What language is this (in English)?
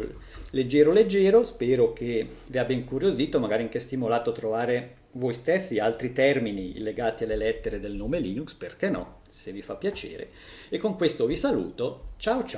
Italian